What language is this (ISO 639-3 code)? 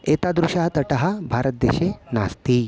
san